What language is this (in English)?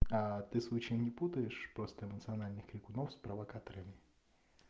Russian